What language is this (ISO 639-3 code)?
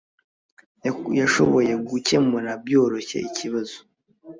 kin